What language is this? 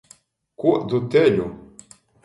Latgalian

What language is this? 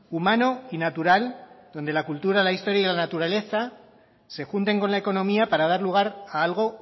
Spanish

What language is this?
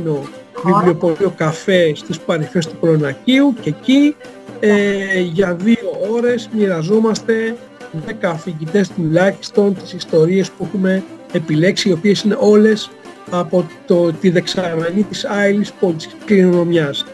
Greek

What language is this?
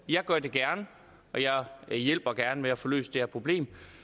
Danish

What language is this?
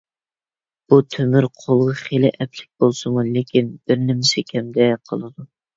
Uyghur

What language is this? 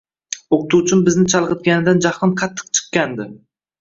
Uzbek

